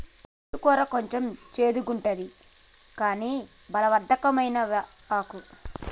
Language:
Telugu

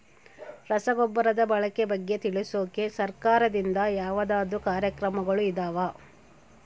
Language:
Kannada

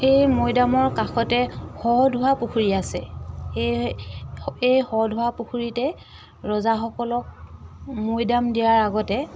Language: Assamese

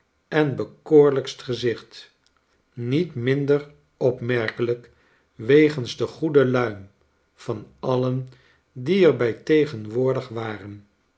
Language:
Dutch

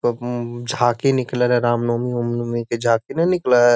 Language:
Magahi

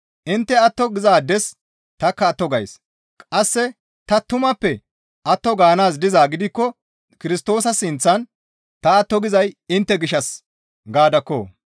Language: Gamo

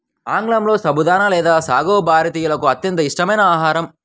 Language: Telugu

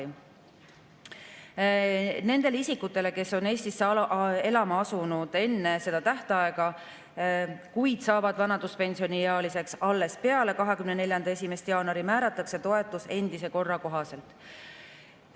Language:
Estonian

